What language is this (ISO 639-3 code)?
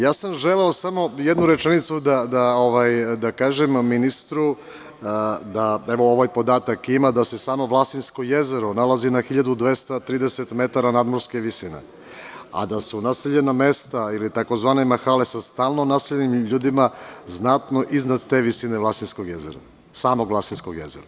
srp